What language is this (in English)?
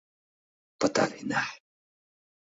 Mari